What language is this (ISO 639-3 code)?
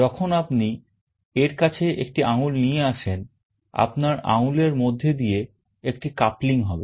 ben